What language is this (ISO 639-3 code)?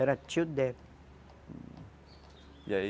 por